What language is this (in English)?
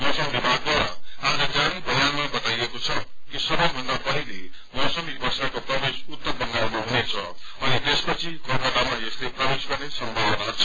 Nepali